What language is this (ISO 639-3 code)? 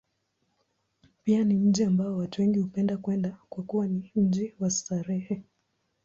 swa